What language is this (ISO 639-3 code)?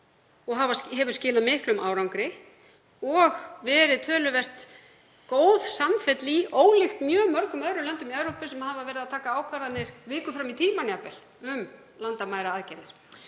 isl